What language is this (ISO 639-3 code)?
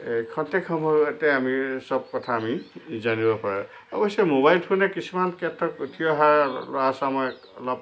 asm